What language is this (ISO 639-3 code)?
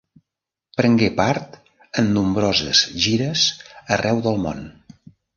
cat